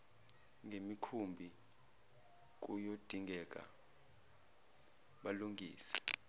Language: Zulu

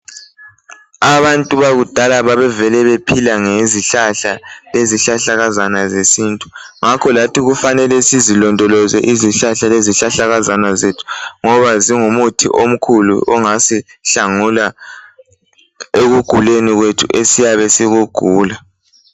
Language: North Ndebele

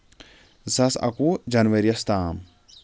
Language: Kashmiri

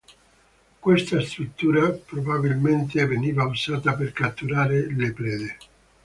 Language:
Italian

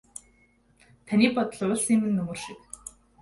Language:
Mongolian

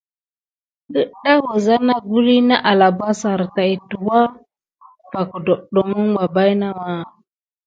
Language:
Gidar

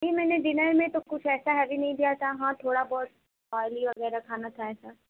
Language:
Urdu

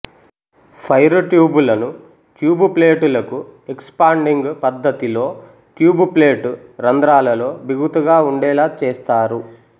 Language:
Telugu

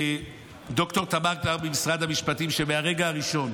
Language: Hebrew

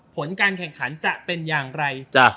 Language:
Thai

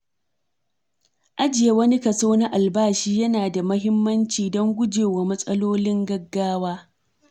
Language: Hausa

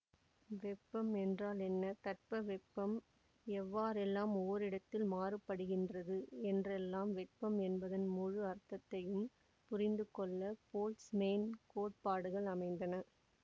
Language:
Tamil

